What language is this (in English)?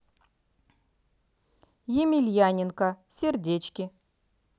Russian